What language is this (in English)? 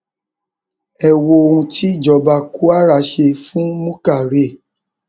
Yoruba